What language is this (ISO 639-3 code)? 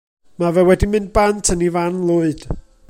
cym